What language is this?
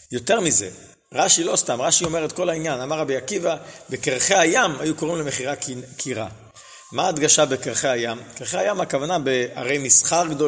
Hebrew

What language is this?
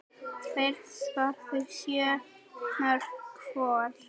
Icelandic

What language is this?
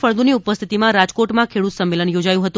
Gujarati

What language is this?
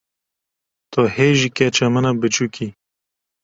Kurdish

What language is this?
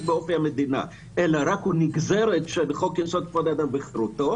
Hebrew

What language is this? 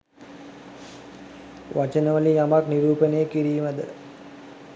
Sinhala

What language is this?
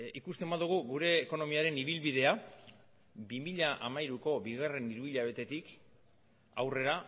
Basque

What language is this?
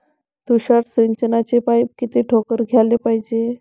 Marathi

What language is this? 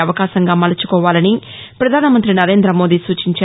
Telugu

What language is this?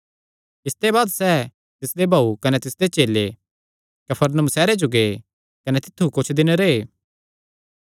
Kangri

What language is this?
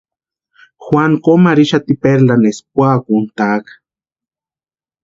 Western Highland Purepecha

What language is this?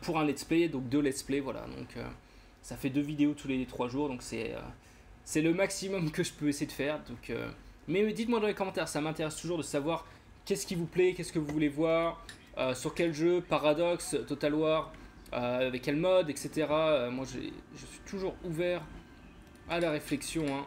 French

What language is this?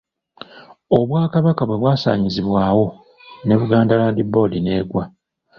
Ganda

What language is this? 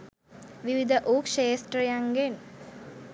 Sinhala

